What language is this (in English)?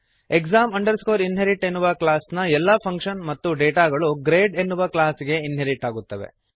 Kannada